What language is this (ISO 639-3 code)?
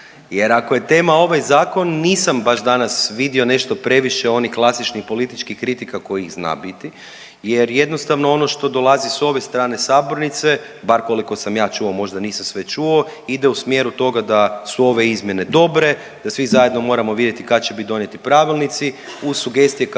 hrv